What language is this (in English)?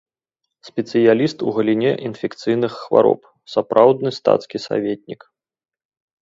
Belarusian